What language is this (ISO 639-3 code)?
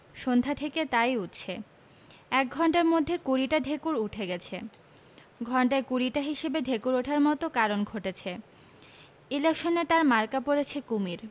ben